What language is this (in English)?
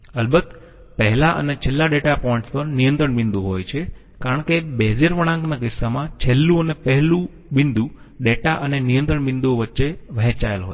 Gujarati